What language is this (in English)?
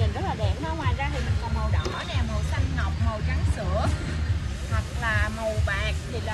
Vietnamese